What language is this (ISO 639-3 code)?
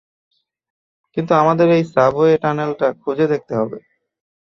ben